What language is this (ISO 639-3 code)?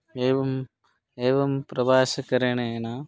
san